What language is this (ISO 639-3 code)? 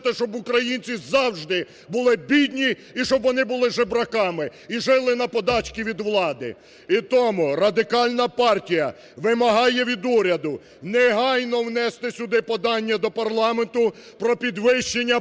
ukr